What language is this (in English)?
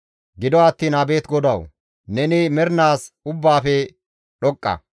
Gamo